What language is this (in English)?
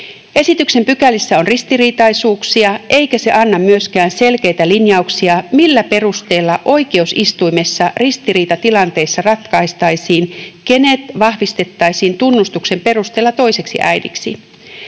Finnish